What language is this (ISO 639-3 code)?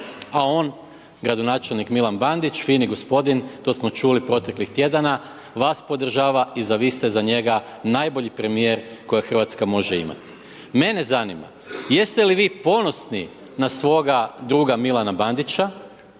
hrv